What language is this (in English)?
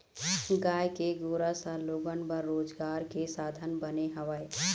Chhattisgarhi